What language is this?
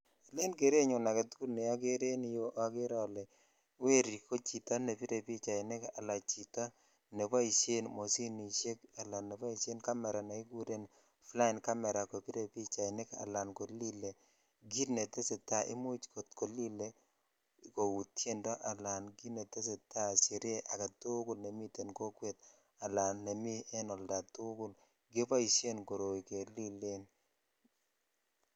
Kalenjin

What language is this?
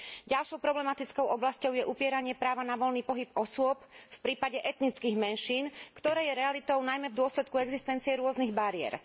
Slovak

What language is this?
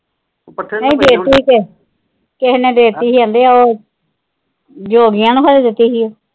Punjabi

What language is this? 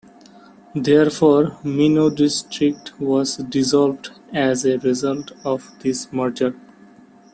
English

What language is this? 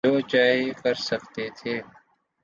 Urdu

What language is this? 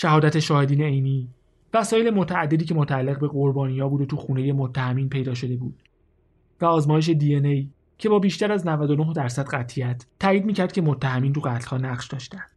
Persian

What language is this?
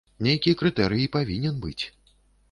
Belarusian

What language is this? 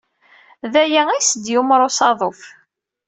Kabyle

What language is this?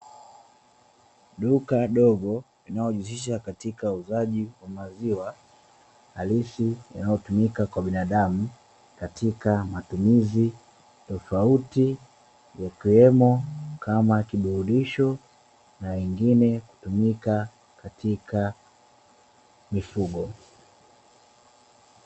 Swahili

